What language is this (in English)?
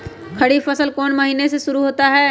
Magahi